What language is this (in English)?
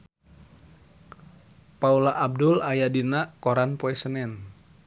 Sundanese